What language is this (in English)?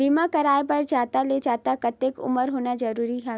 Chhattisgarhi